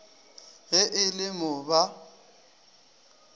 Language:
Northern Sotho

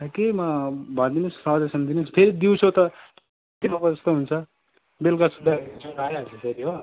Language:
Nepali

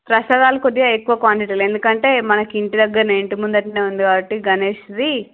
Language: Telugu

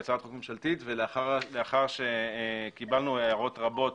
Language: Hebrew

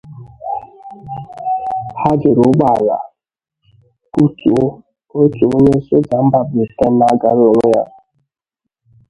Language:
Igbo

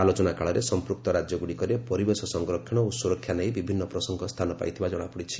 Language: Odia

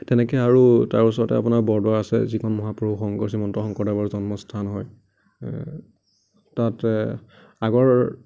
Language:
Assamese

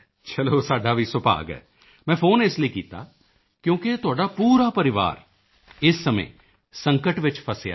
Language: Punjabi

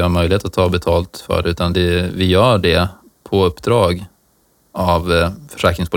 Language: Swedish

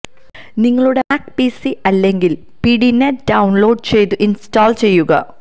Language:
Malayalam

